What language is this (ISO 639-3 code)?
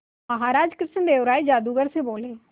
hin